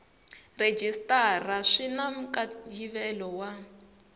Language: Tsonga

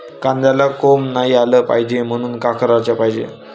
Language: Marathi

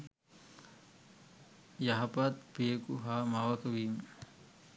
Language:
Sinhala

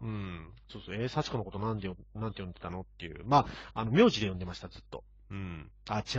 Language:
Japanese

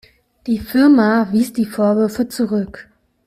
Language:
German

